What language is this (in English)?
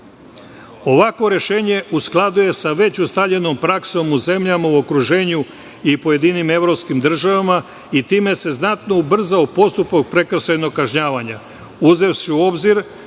Serbian